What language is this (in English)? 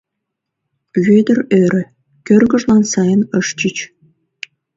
Mari